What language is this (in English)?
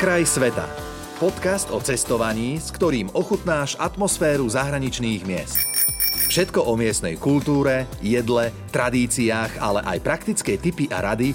Slovak